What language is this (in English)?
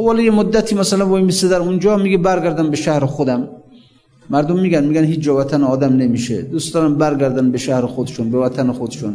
Persian